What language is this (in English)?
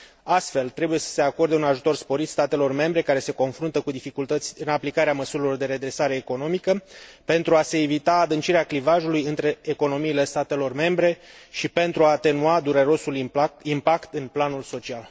Romanian